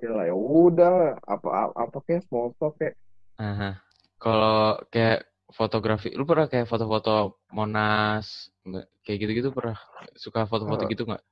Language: Indonesian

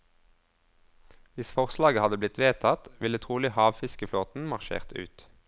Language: Norwegian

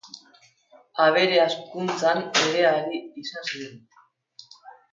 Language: Basque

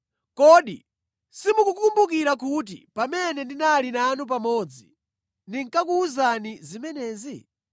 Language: Nyanja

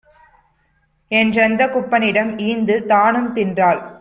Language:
Tamil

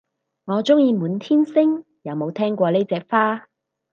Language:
Cantonese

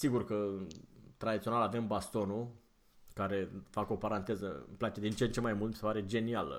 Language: Romanian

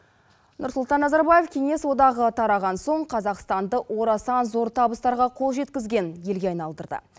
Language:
Kazakh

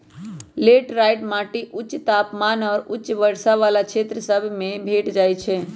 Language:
Magahi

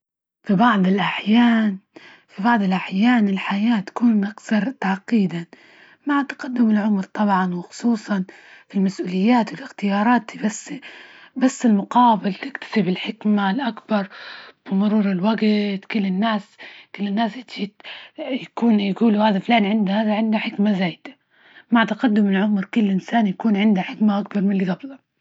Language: Libyan Arabic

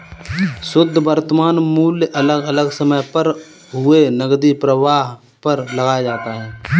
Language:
Hindi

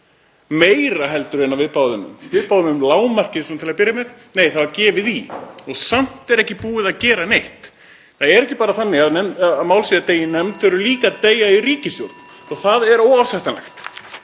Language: Icelandic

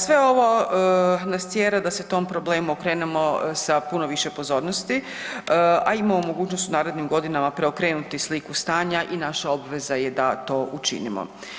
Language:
Croatian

